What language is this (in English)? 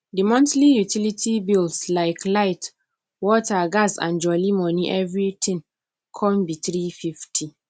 Nigerian Pidgin